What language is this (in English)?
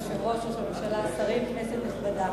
Hebrew